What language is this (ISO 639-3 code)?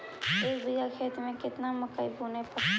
mag